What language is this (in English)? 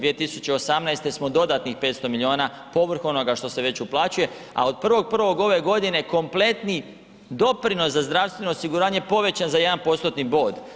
Croatian